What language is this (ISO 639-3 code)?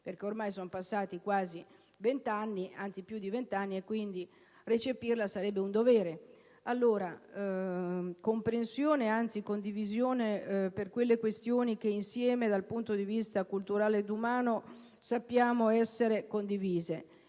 ita